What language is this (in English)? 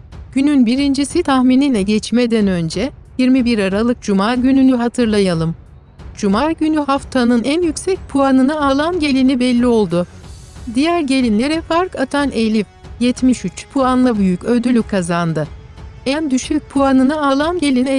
Turkish